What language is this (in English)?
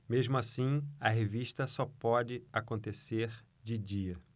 Portuguese